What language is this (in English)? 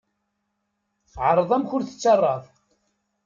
Kabyle